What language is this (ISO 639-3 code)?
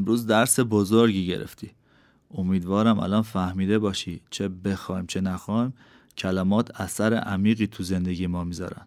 fas